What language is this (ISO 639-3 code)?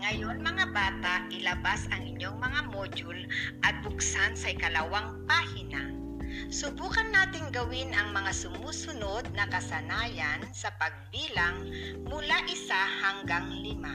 fil